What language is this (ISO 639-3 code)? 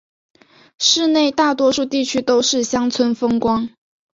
zho